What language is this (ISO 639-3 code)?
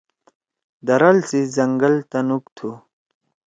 trw